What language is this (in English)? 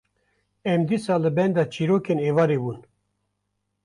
Kurdish